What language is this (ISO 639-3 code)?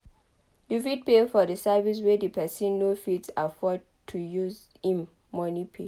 pcm